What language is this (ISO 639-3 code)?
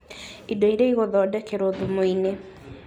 kik